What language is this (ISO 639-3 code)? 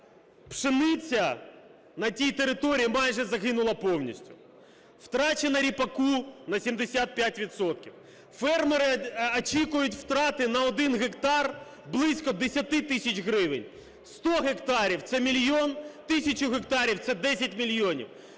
ukr